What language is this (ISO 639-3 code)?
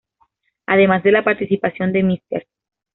spa